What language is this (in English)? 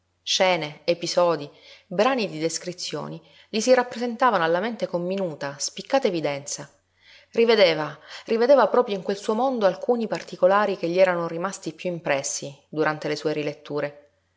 Italian